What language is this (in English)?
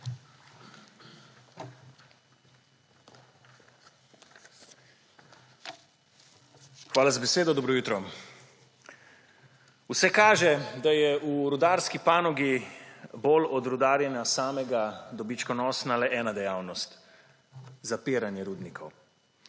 Slovenian